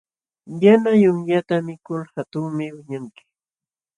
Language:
Jauja Wanca Quechua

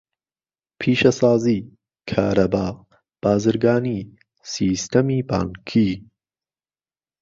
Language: Central Kurdish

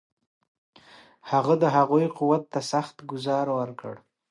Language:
Pashto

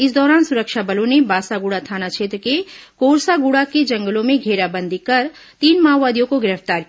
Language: Hindi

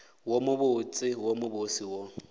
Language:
Northern Sotho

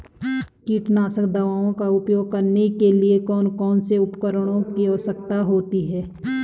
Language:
Hindi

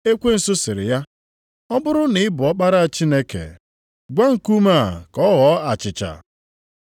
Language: Igbo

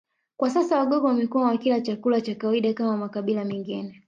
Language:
Swahili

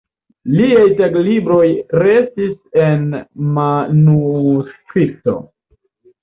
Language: Esperanto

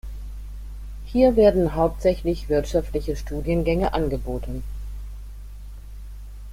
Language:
German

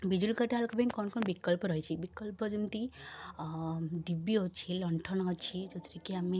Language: Odia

